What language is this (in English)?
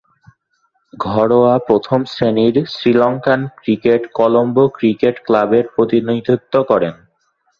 Bangla